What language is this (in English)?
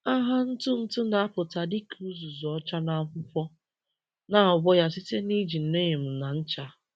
Igbo